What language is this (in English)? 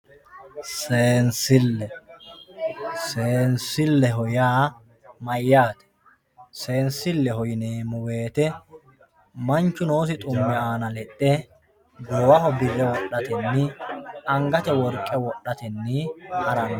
Sidamo